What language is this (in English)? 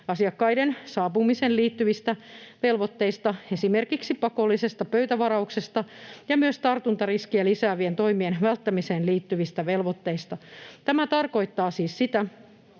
Finnish